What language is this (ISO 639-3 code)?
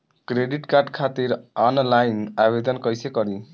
bho